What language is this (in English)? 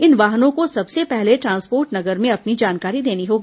Hindi